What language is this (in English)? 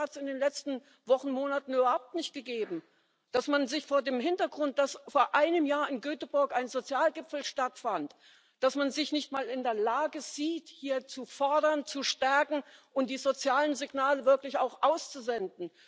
German